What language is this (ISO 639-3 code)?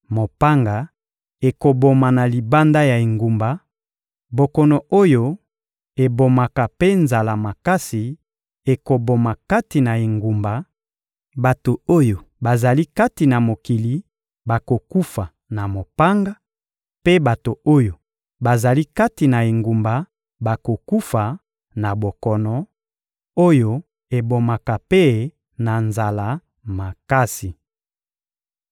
lin